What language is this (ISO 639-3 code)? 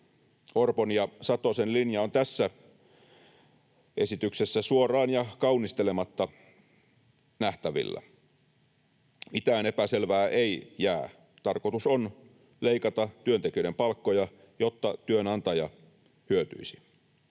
fin